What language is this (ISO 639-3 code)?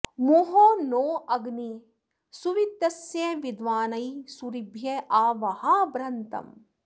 san